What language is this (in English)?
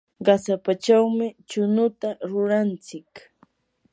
Yanahuanca Pasco Quechua